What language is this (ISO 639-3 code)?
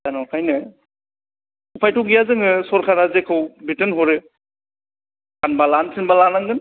brx